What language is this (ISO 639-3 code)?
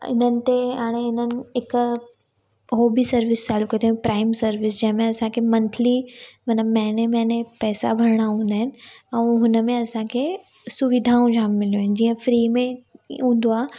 snd